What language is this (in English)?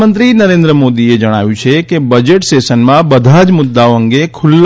Gujarati